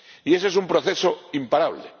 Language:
Spanish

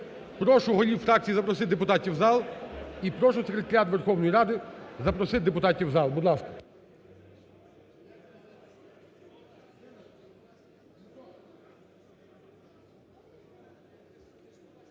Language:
Ukrainian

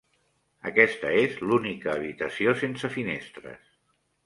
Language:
Catalan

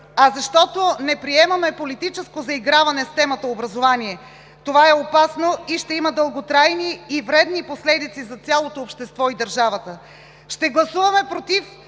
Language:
Bulgarian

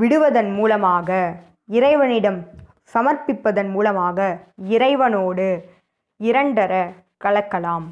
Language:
Tamil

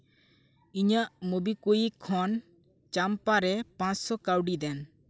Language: Santali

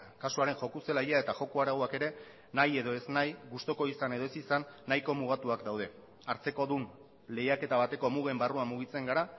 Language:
Basque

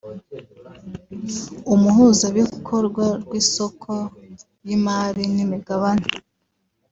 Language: Kinyarwanda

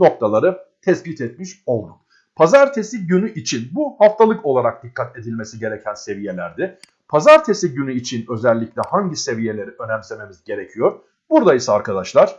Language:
Turkish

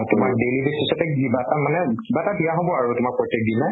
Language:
Assamese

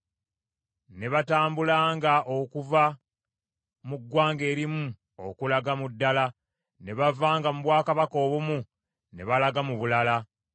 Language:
Ganda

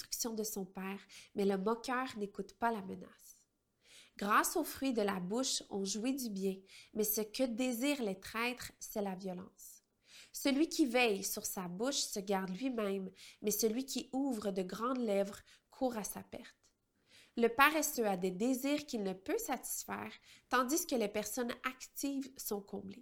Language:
French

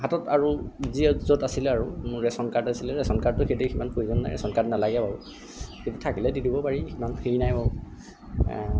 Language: Assamese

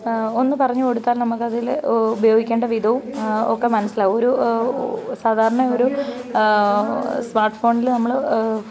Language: Malayalam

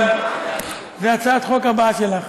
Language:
Hebrew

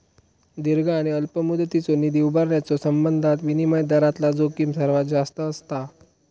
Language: Marathi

